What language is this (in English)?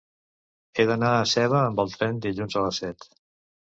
Catalan